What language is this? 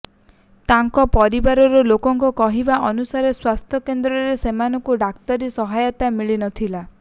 Odia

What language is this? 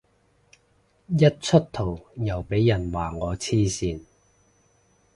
Cantonese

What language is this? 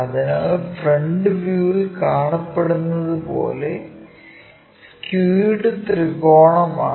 Malayalam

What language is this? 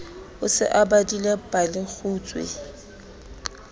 Southern Sotho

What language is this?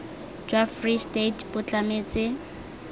Tswana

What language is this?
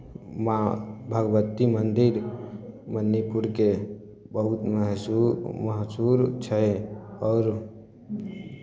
Maithili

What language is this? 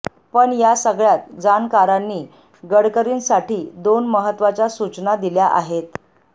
Marathi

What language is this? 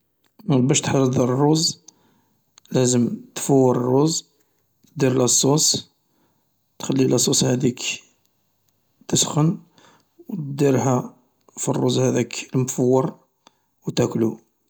Algerian Arabic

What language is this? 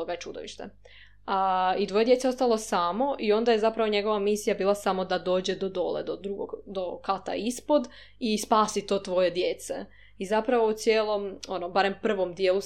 Croatian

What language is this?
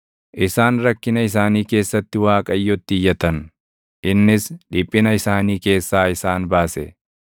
Oromo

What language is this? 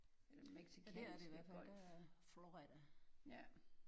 Danish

